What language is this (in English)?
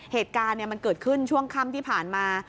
Thai